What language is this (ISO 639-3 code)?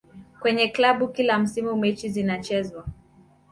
swa